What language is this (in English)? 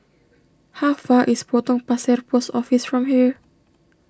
English